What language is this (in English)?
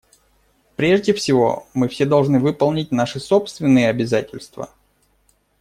Russian